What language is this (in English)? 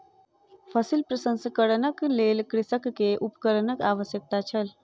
Maithili